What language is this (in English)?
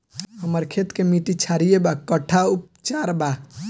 Bhojpuri